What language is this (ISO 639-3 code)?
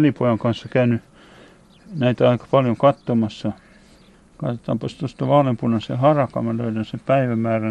fin